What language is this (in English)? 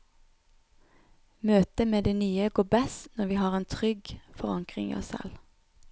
Norwegian